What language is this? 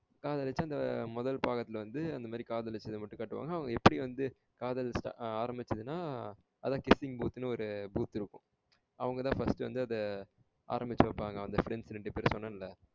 Tamil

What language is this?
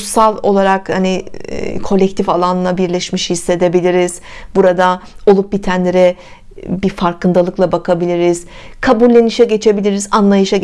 Turkish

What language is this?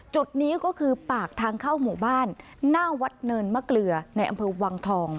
Thai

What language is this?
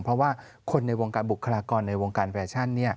Thai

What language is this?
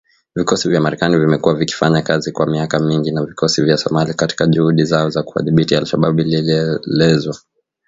Swahili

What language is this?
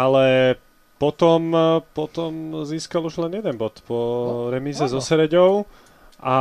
Slovak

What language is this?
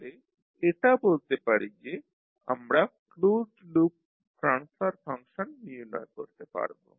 Bangla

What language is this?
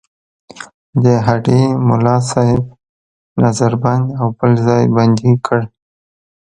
Pashto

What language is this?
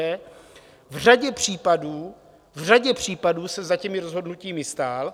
Czech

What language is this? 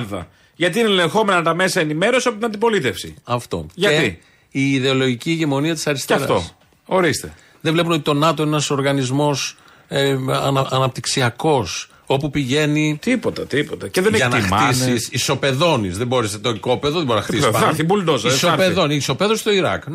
Greek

